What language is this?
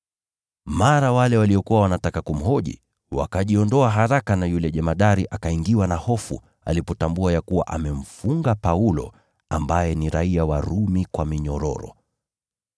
Swahili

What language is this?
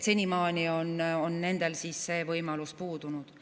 Estonian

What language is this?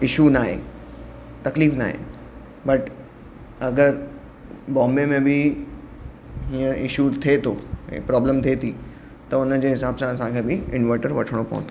Sindhi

